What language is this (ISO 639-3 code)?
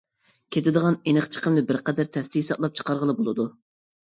uig